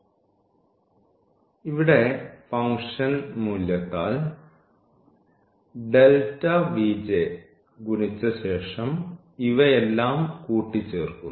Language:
Malayalam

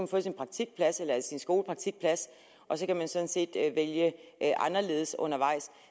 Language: Danish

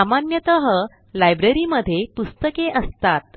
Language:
Marathi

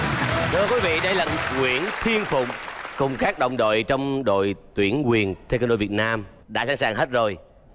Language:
Vietnamese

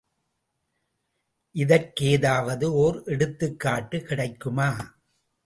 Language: Tamil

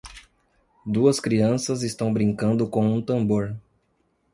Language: Portuguese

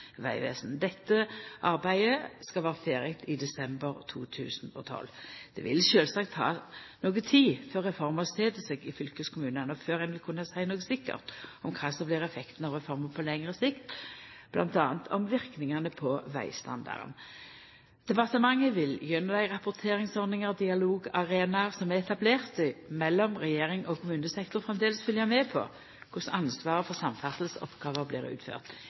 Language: Norwegian Nynorsk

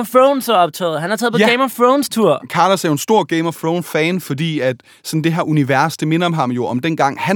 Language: Danish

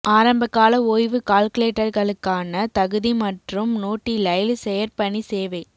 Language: Tamil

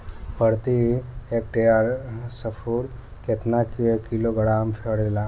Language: Bhojpuri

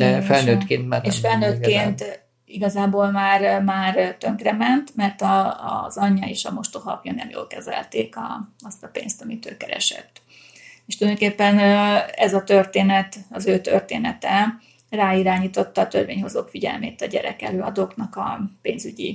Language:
Hungarian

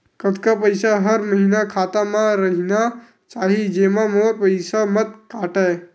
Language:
Chhattisgarhi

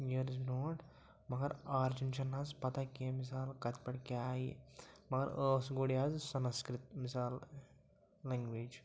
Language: Kashmiri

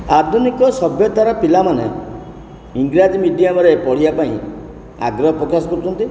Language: Odia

